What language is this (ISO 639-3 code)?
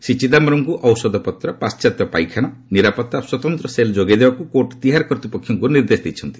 ori